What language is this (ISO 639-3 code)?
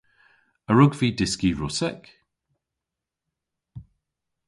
cor